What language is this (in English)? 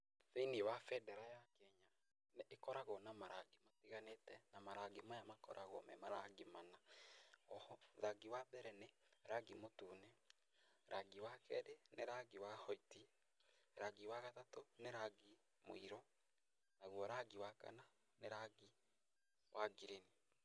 Kikuyu